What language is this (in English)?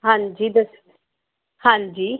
Punjabi